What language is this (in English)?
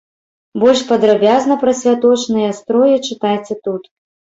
Belarusian